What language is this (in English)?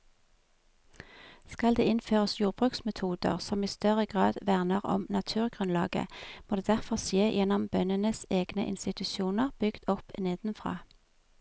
Norwegian